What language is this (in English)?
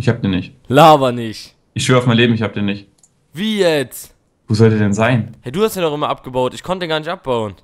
German